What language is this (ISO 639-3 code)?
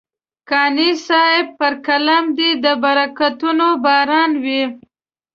pus